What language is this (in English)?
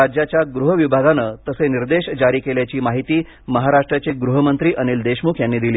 Marathi